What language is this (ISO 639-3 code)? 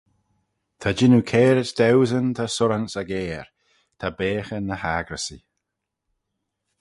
glv